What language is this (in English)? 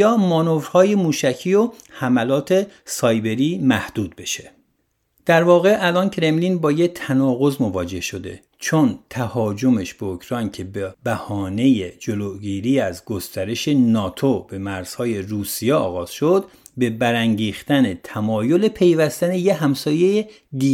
Persian